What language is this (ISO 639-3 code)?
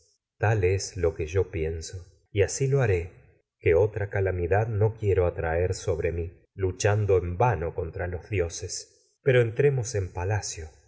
spa